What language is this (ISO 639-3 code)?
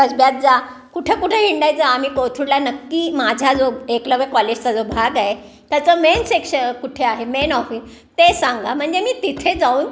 mar